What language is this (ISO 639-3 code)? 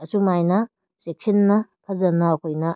mni